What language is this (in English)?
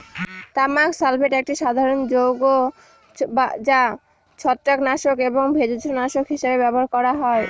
Bangla